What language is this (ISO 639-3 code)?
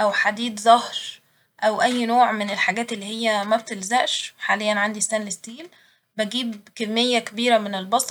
arz